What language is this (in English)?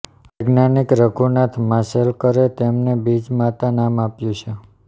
Gujarati